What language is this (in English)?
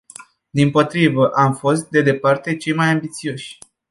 Romanian